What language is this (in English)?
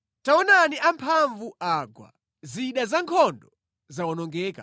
Nyanja